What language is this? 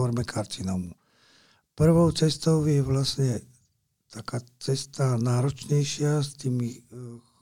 Slovak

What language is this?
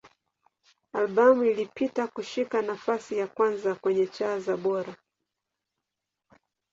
Swahili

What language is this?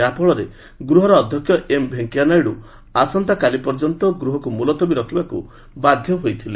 Odia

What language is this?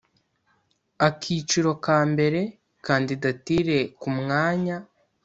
Kinyarwanda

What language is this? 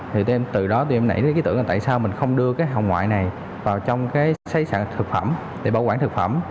Vietnamese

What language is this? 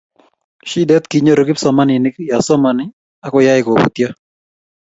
Kalenjin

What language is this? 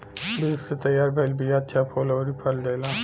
Bhojpuri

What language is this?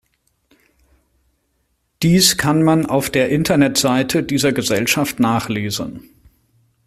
German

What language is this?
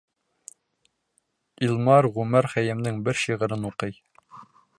Bashkir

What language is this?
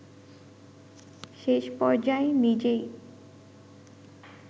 Bangla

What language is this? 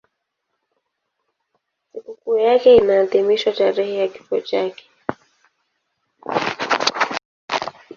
Swahili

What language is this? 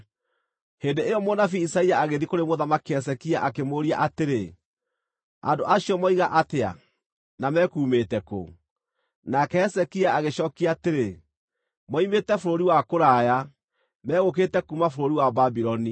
Kikuyu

